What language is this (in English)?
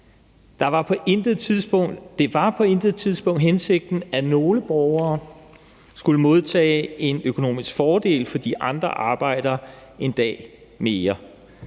Danish